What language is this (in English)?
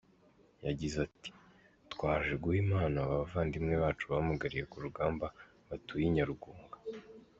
Kinyarwanda